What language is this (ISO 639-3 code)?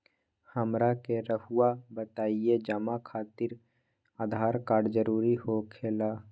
mag